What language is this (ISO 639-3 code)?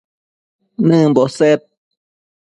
mcf